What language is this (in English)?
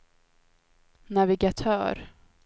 Swedish